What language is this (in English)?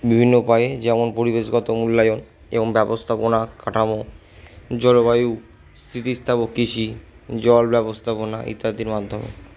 Bangla